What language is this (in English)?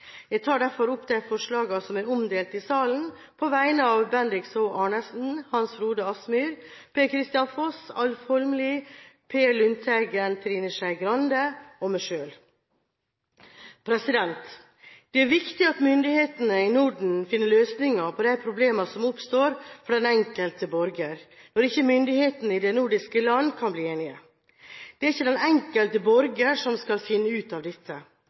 Norwegian Bokmål